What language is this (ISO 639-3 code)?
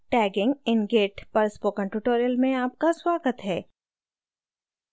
hin